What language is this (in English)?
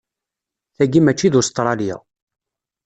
Kabyle